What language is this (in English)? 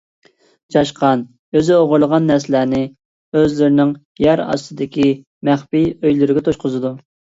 Uyghur